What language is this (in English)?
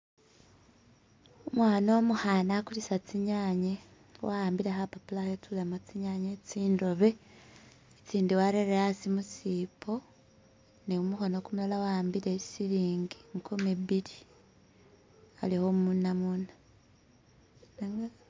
Masaaba